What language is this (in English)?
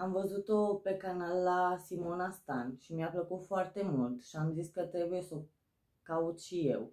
Romanian